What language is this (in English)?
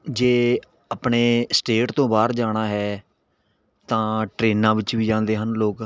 Punjabi